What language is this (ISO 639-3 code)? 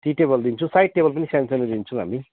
nep